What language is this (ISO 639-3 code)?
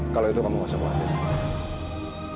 ind